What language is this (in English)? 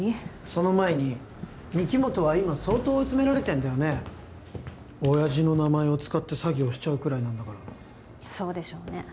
Japanese